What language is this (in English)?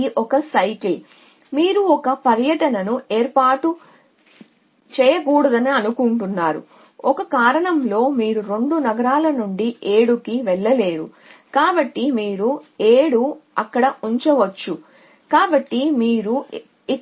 Telugu